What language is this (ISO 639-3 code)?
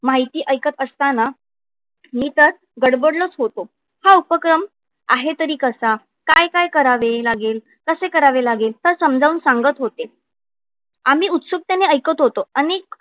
mar